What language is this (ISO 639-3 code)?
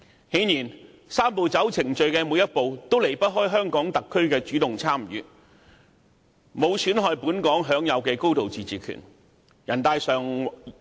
yue